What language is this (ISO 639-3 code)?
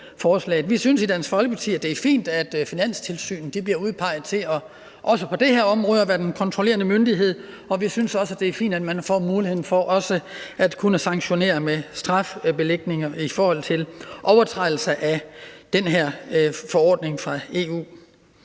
dan